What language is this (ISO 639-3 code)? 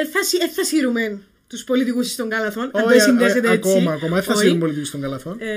ell